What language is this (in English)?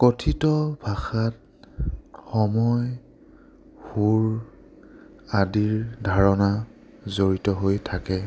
Assamese